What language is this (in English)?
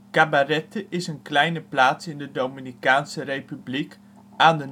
Dutch